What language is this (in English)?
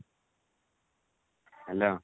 Odia